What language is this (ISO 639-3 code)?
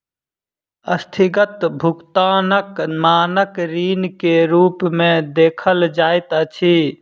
mai